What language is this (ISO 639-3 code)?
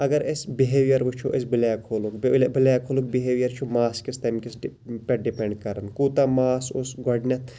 kas